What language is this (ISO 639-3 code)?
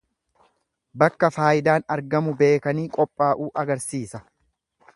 orm